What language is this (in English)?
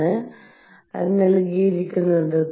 Malayalam